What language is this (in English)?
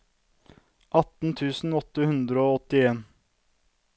Norwegian